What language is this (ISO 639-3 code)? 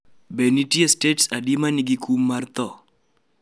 luo